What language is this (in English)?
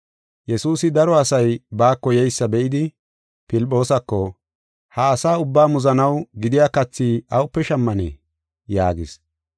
Gofa